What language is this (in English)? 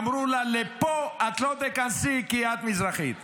Hebrew